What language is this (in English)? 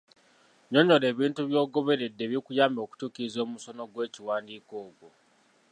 Ganda